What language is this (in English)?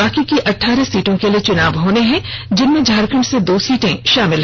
Hindi